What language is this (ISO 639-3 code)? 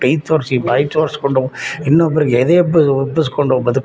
kan